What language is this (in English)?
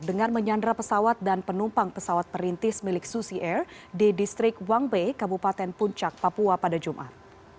Indonesian